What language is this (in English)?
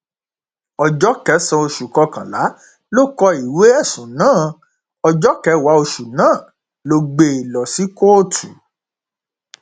Yoruba